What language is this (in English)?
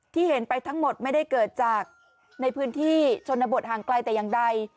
Thai